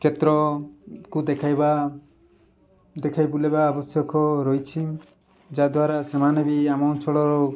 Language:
Odia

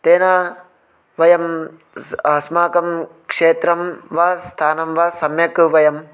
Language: Sanskrit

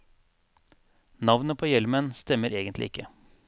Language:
Norwegian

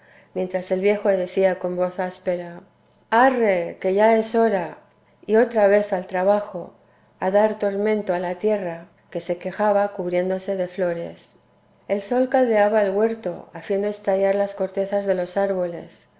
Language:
Spanish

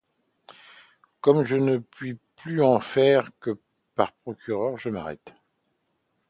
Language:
French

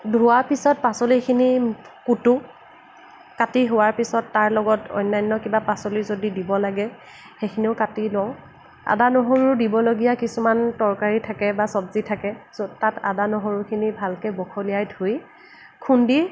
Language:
Assamese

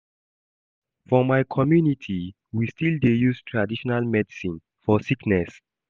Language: Nigerian Pidgin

